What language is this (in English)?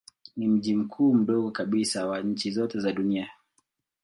Swahili